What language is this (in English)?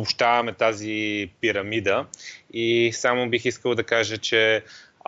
Bulgarian